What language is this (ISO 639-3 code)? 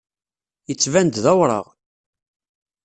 kab